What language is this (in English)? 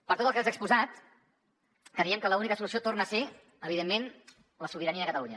Catalan